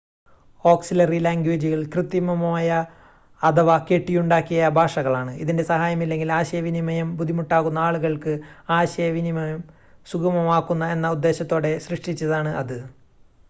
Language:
Malayalam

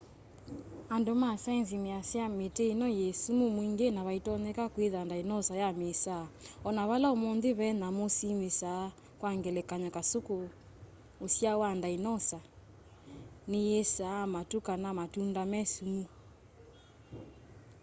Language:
Kamba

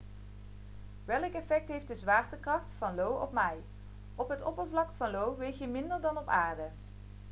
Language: Dutch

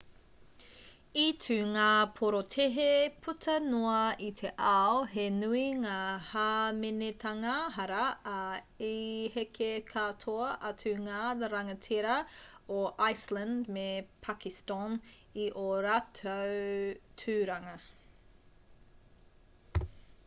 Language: Māori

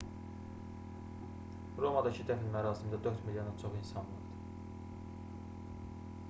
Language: Azerbaijani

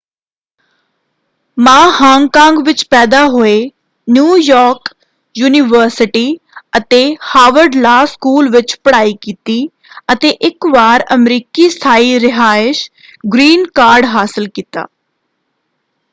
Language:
Punjabi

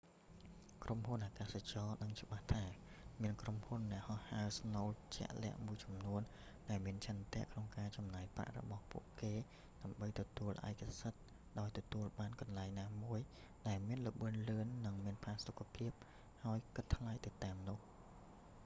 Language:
Khmer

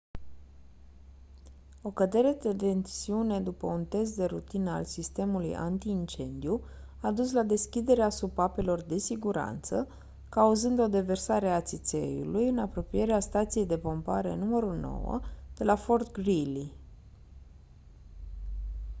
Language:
Romanian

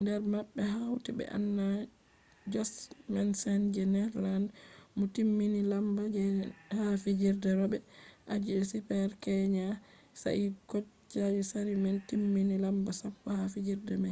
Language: Fula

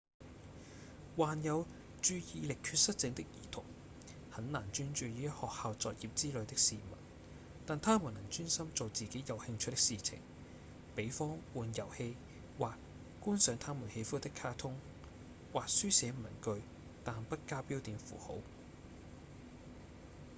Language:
Cantonese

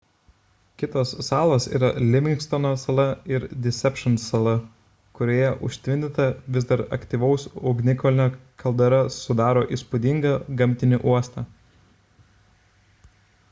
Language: Lithuanian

